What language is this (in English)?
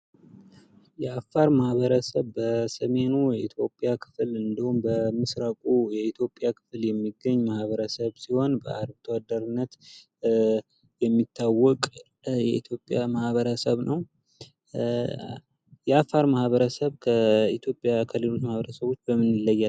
Amharic